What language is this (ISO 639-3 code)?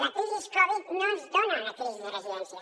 cat